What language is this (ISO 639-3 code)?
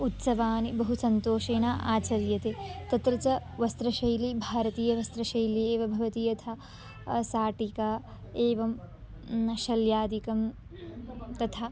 san